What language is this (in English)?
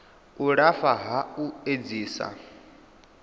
Venda